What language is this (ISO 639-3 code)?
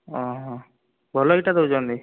ori